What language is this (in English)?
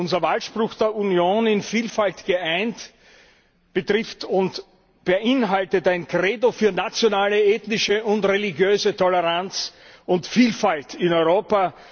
German